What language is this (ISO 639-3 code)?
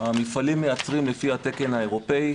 heb